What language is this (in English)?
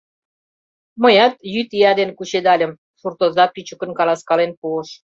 Mari